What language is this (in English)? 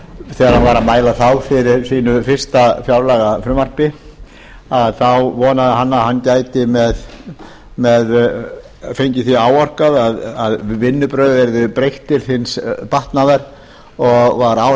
Icelandic